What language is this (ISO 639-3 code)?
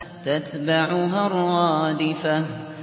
ara